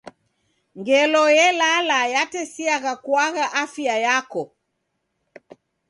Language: Taita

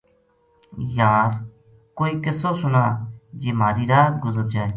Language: Gujari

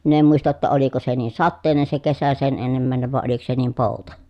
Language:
Finnish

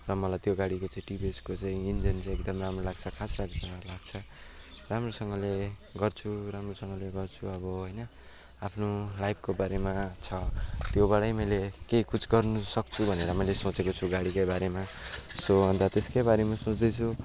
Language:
Nepali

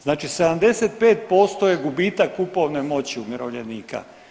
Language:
Croatian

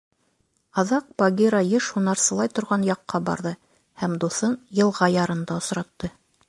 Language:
Bashkir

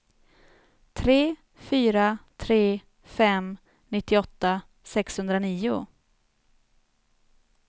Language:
Swedish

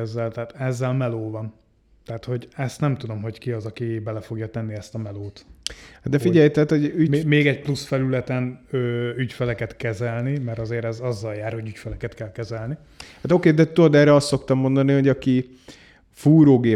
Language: Hungarian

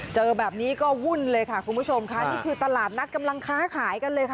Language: Thai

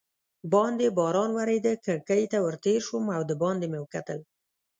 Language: Pashto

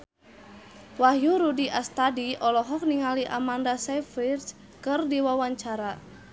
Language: Sundanese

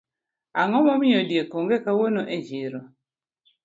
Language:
Luo (Kenya and Tanzania)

